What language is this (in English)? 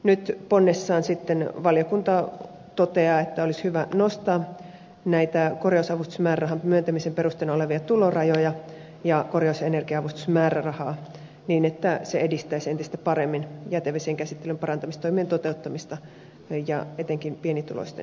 Finnish